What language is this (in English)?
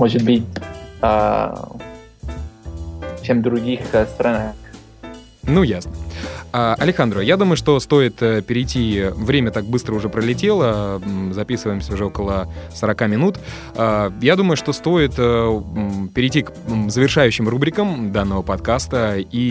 Russian